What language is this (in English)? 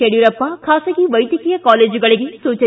Kannada